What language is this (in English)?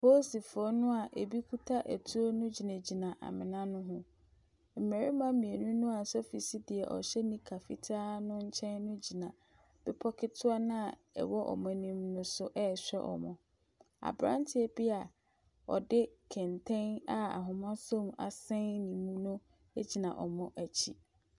Akan